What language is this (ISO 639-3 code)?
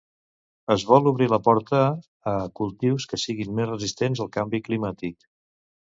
cat